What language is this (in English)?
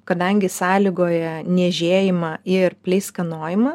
Lithuanian